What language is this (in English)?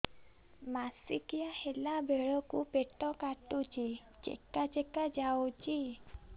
Odia